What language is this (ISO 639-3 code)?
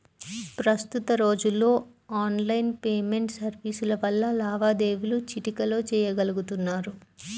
tel